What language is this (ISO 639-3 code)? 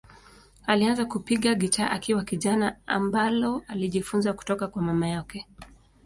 swa